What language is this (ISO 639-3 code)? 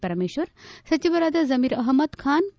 kan